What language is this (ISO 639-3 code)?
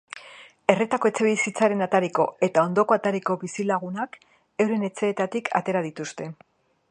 eus